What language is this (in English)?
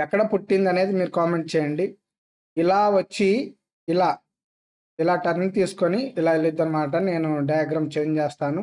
Telugu